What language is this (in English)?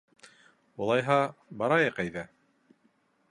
Bashkir